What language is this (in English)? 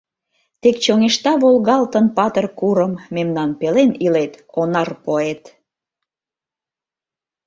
Mari